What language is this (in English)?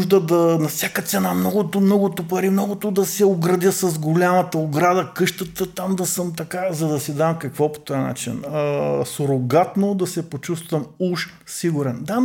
Bulgarian